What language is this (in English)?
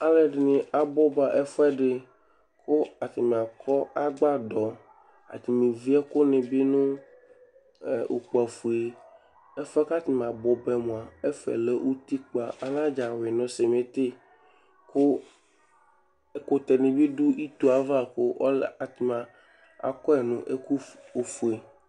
Ikposo